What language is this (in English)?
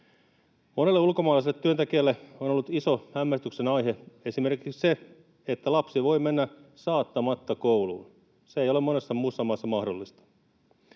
Finnish